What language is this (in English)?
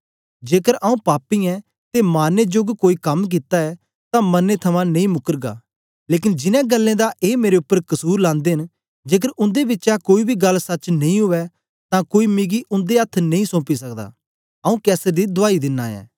Dogri